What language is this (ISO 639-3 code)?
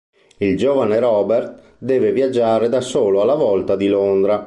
ita